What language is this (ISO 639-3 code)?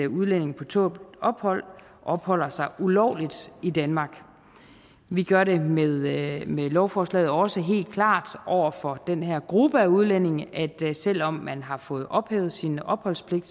dan